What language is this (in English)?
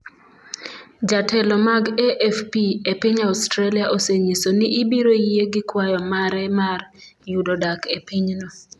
Luo (Kenya and Tanzania)